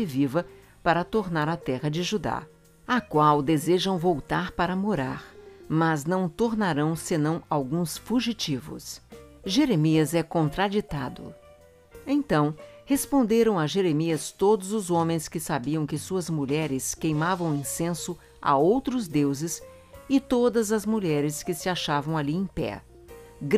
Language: Portuguese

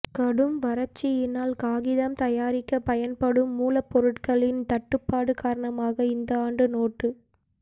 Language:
Tamil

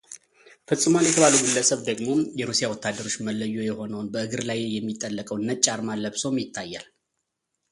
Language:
Amharic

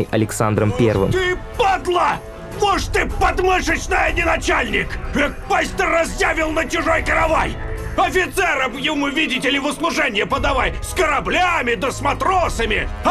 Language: Russian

